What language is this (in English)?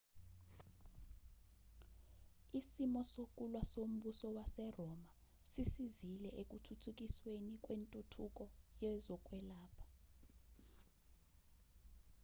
Zulu